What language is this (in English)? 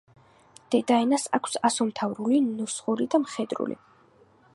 Georgian